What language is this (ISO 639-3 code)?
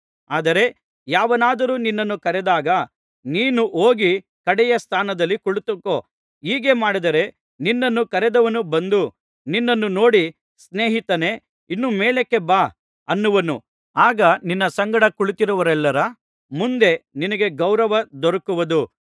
kan